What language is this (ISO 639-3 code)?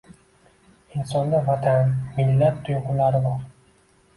uzb